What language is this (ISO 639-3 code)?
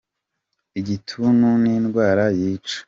kin